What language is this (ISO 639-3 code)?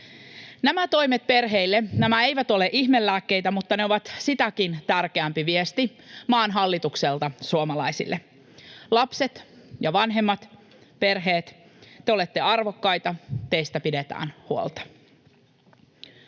fin